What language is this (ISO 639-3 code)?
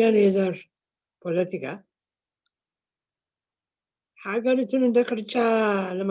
tur